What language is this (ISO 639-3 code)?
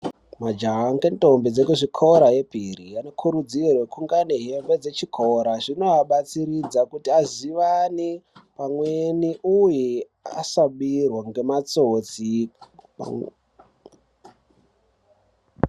ndc